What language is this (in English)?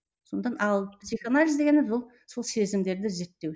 Kazakh